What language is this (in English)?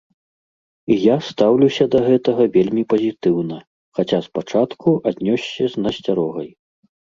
Belarusian